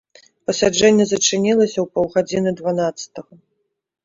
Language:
Belarusian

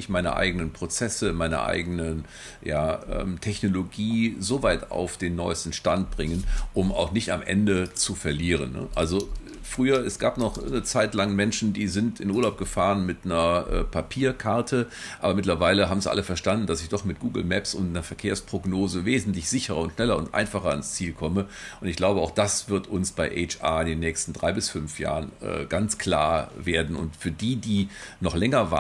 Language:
German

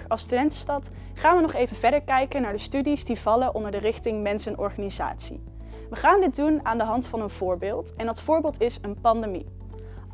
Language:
Dutch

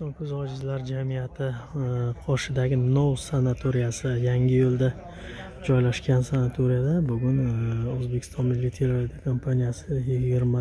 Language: Turkish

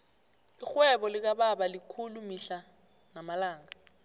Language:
South Ndebele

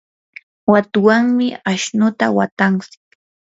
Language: Yanahuanca Pasco Quechua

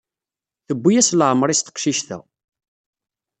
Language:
Kabyle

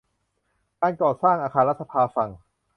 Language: Thai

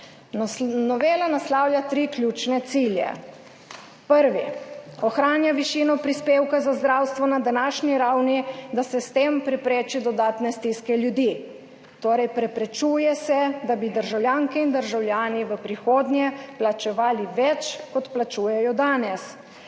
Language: Slovenian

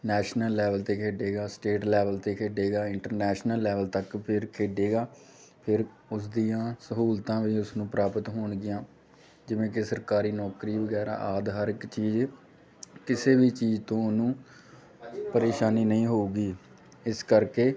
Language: Punjabi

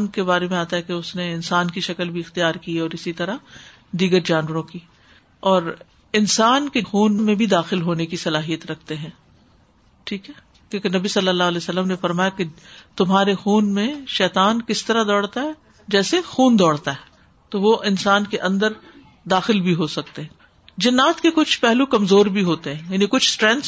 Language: Urdu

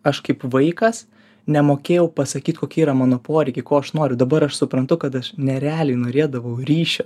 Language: Lithuanian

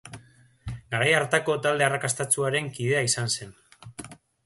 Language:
Basque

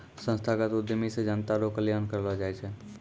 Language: Maithili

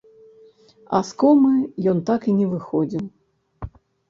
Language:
Belarusian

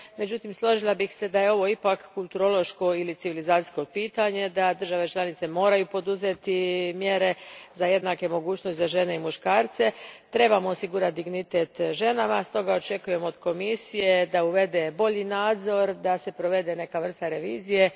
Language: Croatian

